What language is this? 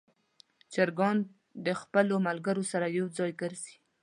Pashto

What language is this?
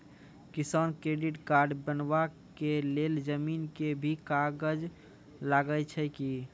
Maithili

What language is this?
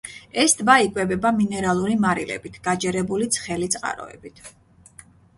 Georgian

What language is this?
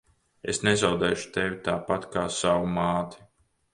Latvian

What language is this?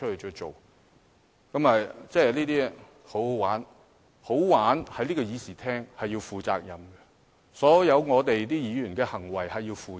Cantonese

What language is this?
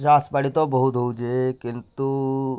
Odia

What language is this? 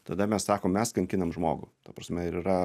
Lithuanian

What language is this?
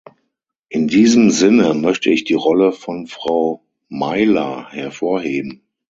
German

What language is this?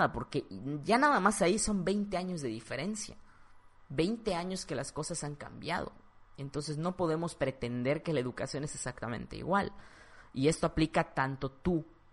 Spanish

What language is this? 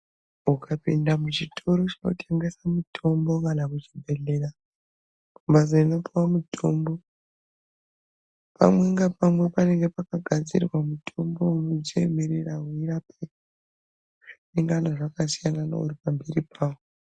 Ndau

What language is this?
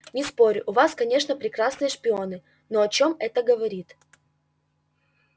Russian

